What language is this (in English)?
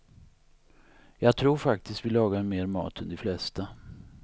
Swedish